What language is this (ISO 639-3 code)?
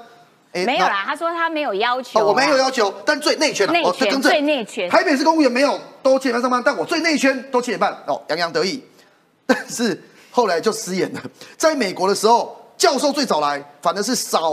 zho